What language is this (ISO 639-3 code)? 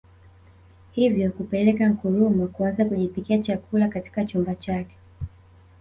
swa